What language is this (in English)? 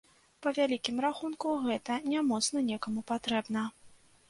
Belarusian